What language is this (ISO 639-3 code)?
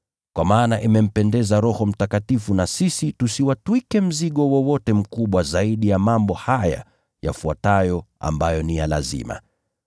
swa